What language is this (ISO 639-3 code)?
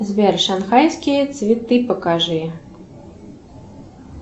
rus